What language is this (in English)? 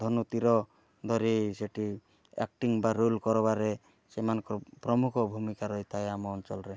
Odia